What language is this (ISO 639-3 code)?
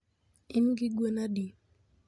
luo